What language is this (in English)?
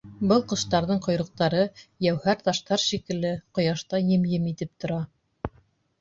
Bashkir